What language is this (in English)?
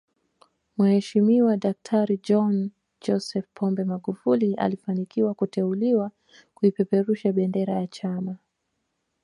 Swahili